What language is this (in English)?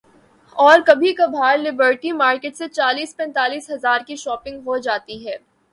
Urdu